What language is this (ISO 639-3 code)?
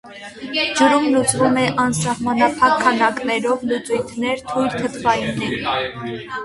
hye